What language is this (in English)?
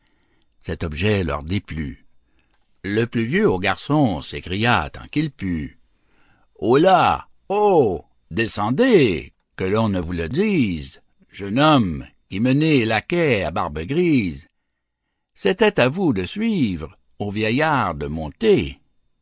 French